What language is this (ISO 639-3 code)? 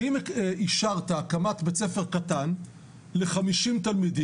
heb